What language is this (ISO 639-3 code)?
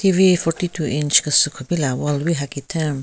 nre